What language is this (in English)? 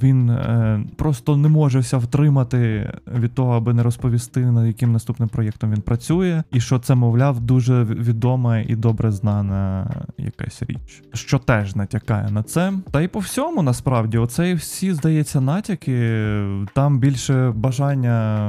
Ukrainian